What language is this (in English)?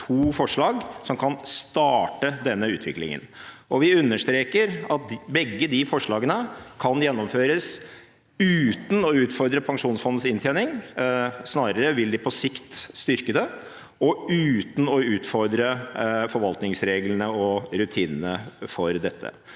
Norwegian